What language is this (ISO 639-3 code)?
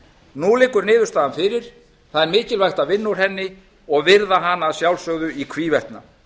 isl